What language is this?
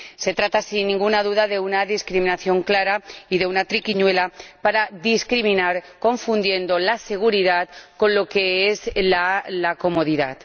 Spanish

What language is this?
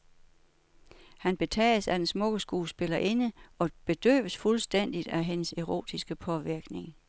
Danish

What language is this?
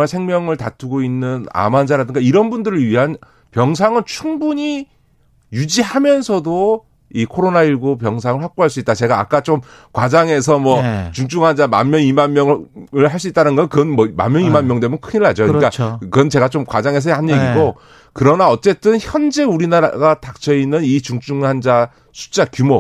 Korean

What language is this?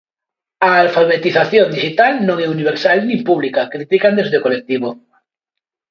Galician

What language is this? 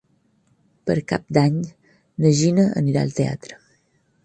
Catalan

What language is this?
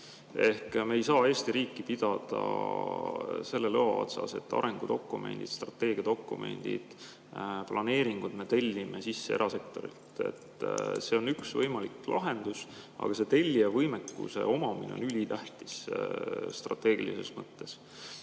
Estonian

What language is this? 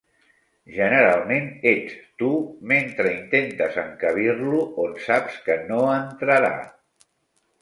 Catalan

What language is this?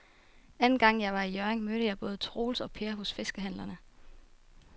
Danish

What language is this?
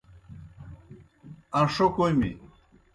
Kohistani Shina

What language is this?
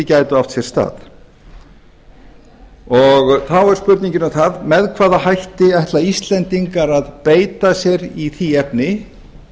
Icelandic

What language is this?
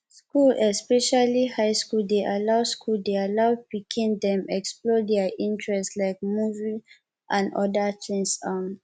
Nigerian Pidgin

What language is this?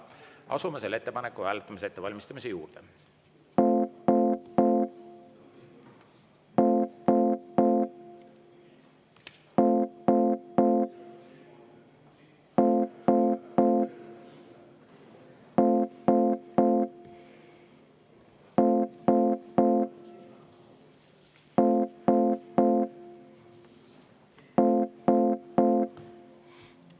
Estonian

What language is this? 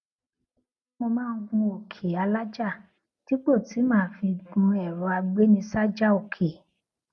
Yoruba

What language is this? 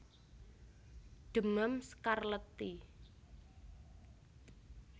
Javanese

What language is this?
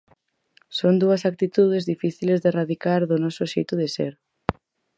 Galician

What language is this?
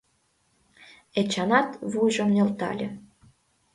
Mari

